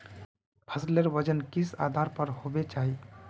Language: Magahi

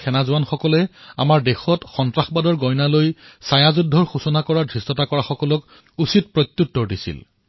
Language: Assamese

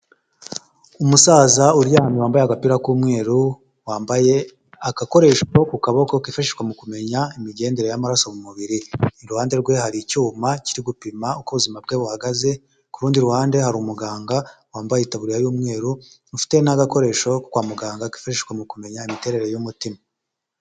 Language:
Kinyarwanda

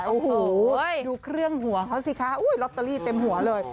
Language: Thai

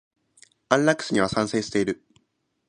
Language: Japanese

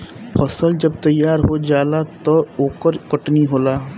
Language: Bhojpuri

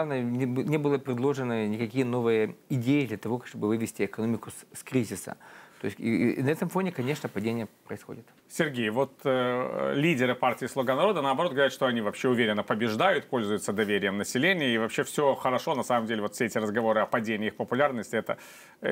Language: Russian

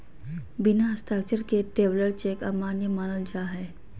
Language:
Magahi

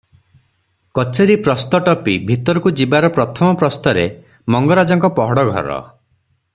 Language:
Odia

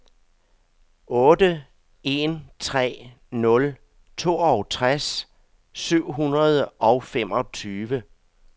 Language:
Danish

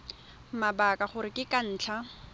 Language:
Tswana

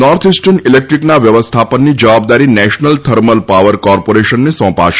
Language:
Gujarati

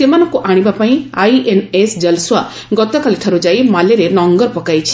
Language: Odia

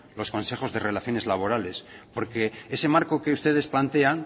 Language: Spanish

